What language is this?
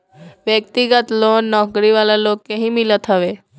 Bhojpuri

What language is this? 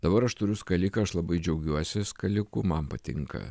Lithuanian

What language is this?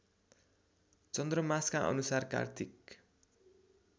Nepali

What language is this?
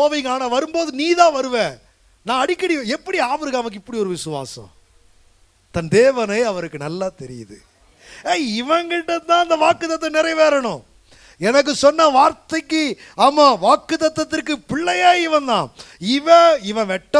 Turkish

